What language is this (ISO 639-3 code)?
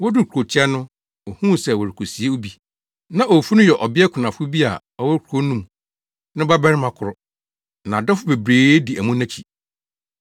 aka